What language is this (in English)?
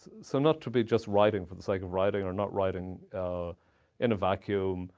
English